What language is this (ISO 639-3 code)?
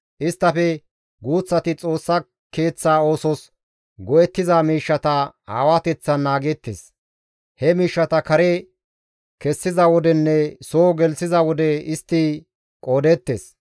gmv